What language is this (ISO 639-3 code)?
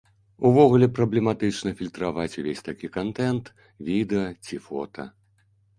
bel